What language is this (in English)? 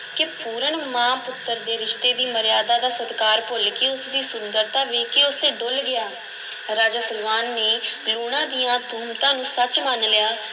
Punjabi